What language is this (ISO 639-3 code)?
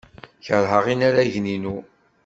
kab